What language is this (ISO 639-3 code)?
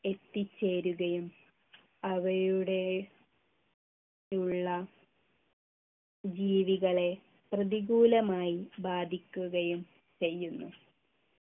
mal